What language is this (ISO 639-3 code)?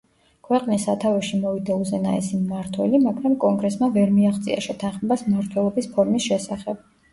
kat